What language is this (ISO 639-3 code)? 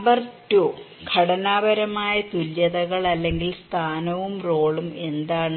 mal